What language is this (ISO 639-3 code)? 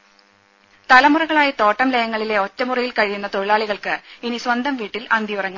mal